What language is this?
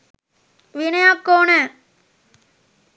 Sinhala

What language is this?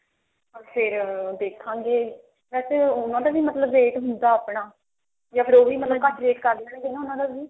Punjabi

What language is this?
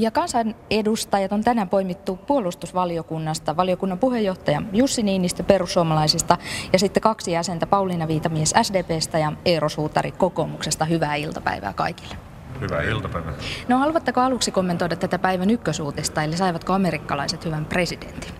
Finnish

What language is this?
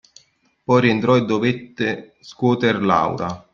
Italian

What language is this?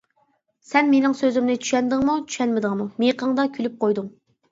Uyghur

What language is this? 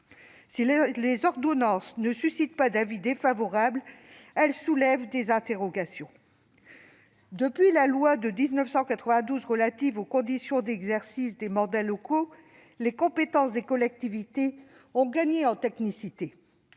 French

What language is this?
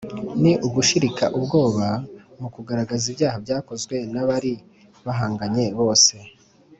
Kinyarwanda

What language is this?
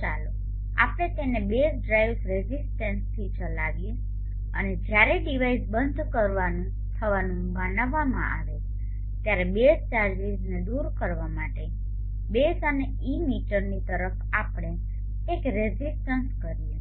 Gujarati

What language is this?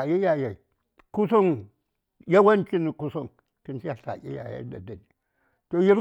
Saya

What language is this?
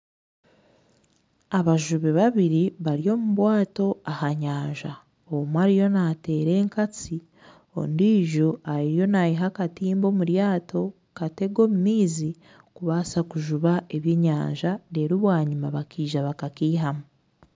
Nyankole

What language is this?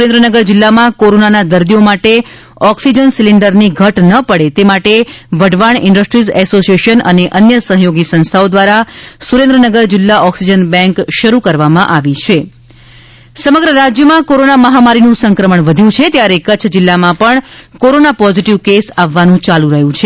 Gujarati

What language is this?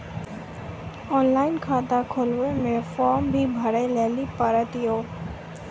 Maithili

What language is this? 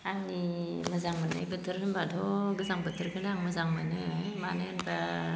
Bodo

